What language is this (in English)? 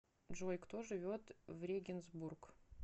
Russian